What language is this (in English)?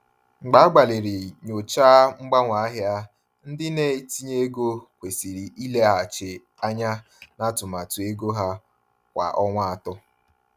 Igbo